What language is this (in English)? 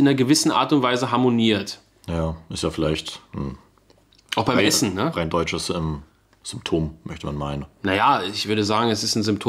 German